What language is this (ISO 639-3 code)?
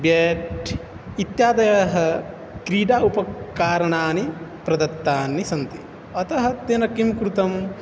san